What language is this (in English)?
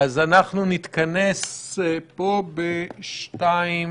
Hebrew